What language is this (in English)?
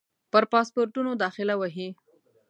Pashto